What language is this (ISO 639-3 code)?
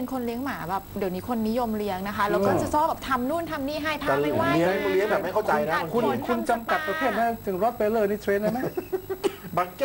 tha